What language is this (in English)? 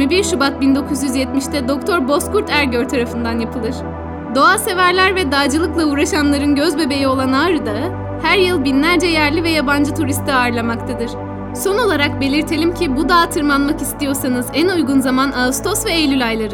Turkish